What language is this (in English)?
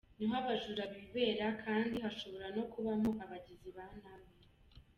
Kinyarwanda